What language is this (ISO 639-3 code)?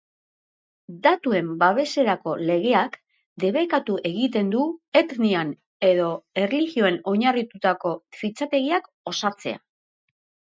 eus